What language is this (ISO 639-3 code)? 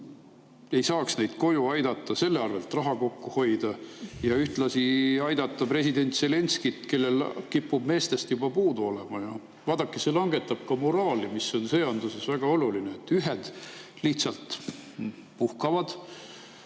est